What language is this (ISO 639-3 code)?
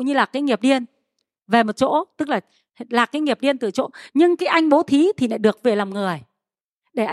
vie